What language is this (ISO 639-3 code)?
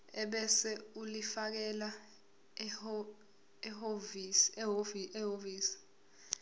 zul